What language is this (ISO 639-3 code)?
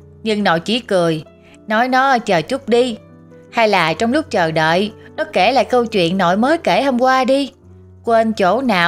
vie